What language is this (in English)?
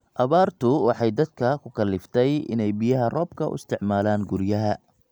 Somali